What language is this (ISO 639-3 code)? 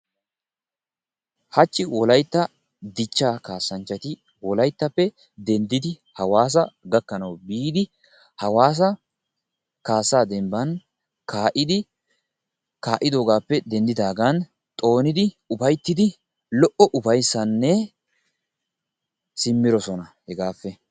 wal